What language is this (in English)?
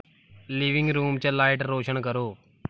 Dogri